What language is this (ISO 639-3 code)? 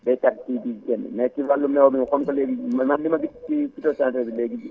wol